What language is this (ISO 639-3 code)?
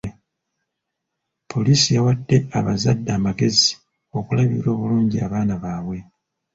lug